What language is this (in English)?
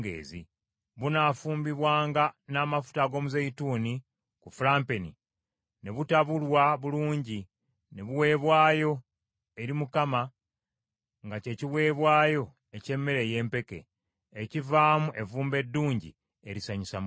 Ganda